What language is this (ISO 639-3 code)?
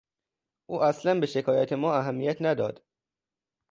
fas